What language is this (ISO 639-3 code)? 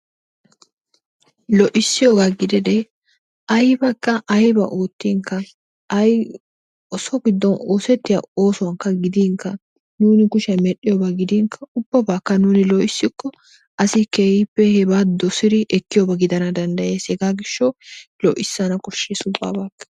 wal